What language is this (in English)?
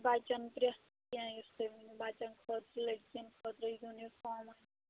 Kashmiri